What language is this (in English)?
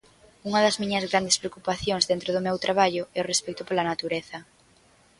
Galician